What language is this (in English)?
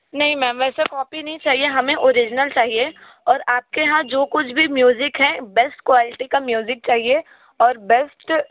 Hindi